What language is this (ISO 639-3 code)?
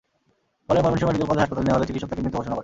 ben